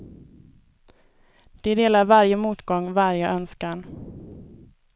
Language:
Swedish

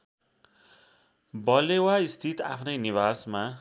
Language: Nepali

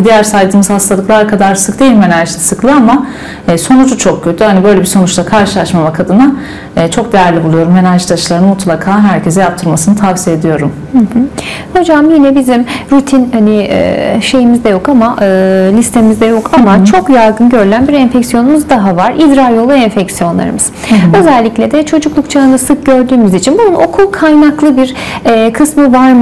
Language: Turkish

